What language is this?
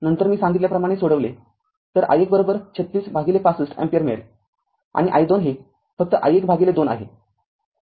Marathi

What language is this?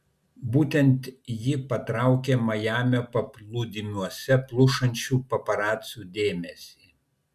Lithuanian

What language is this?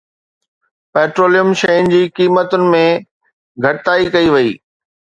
Sindhi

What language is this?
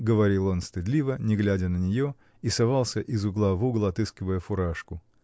Russian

